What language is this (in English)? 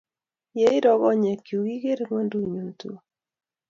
Kalenjin